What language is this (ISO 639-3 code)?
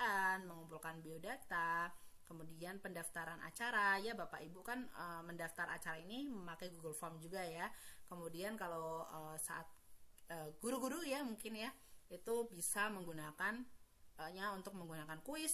ind